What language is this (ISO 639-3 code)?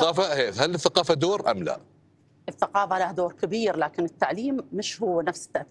ara